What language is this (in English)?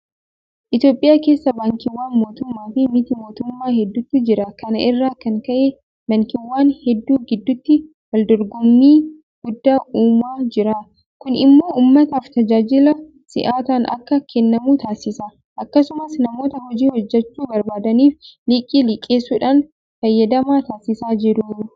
Oromo